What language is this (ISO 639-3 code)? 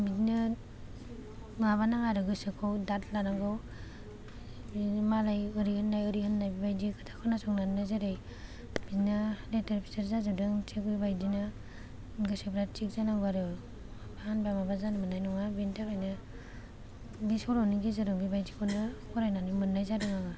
brx